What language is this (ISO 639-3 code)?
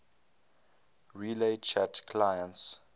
eng